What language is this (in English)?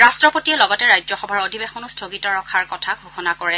Assamese